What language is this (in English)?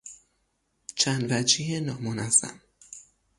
Persian